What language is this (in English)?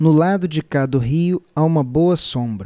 Portuguese